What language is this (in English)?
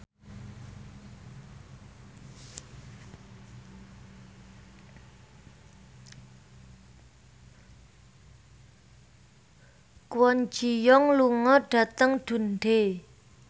Javanese